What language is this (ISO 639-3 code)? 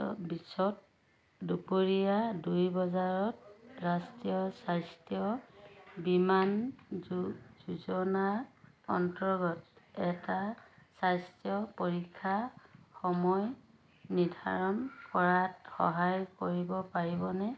asm